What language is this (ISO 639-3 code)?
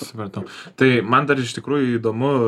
lit